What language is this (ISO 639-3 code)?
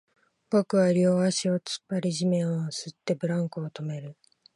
jpn